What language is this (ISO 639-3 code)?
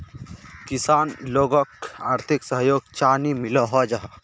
mag